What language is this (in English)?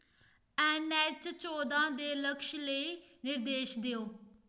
Dogri